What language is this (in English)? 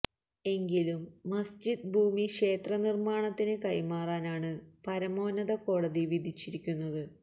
Malayalam